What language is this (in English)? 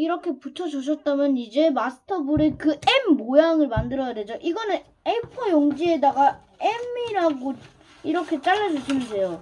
Korean